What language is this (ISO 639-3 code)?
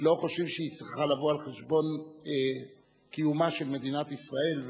heb